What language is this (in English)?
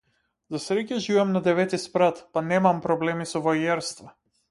Macedonian